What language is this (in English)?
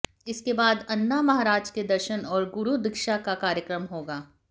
Hindi